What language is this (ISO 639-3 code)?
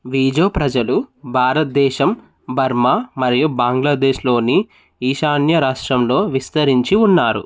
tel